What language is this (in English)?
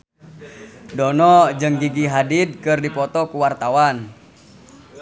Sundanese